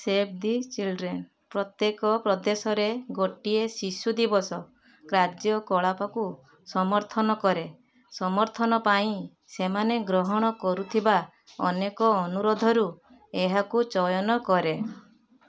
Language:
Odia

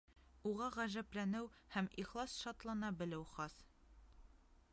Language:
Bashkir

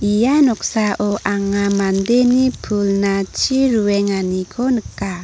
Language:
Garo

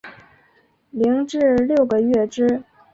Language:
Chinese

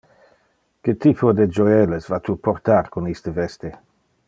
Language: Interlingua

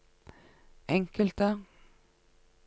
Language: Norwegian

